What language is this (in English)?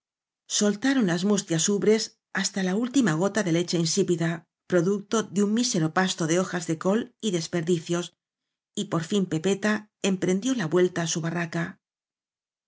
Spanish